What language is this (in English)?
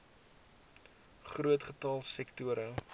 Afrikaans